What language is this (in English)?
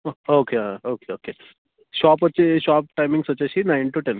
Telugu